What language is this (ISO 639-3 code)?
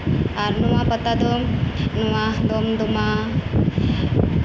sat